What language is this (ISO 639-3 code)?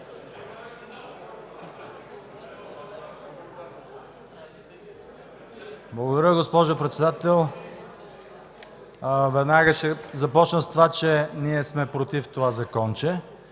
bul